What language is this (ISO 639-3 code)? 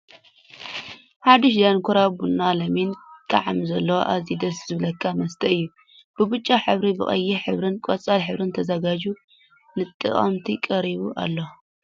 tir